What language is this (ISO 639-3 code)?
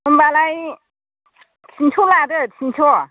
brx